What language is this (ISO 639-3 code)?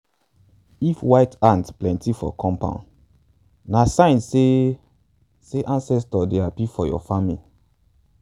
pcm